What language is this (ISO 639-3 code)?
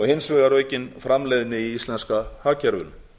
isl